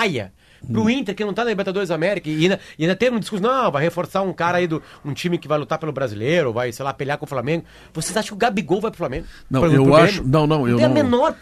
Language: Portuguese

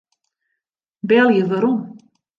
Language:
Western Frisian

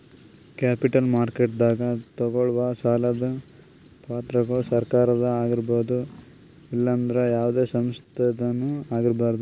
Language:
Kannada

